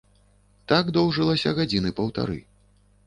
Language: Belarusian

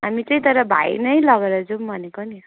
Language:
Nepali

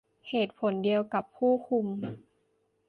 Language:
Thai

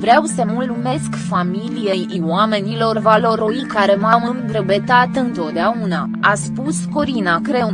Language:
Romanian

